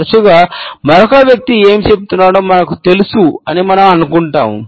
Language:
Telugu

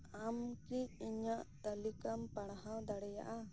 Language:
Santali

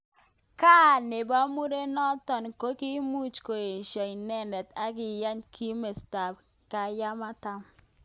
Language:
Kalenjin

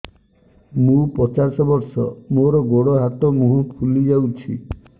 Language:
Odia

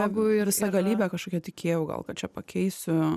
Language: Lithuanian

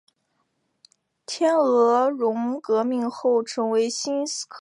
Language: Chinese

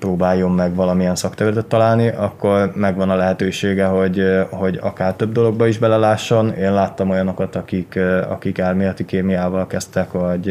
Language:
Hungarian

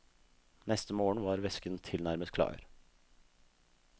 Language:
Norwegian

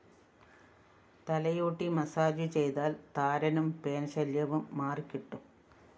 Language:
Malayalam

